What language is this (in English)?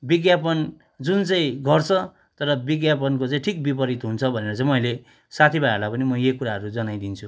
Nepali